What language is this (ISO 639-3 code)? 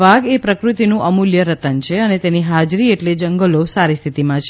guj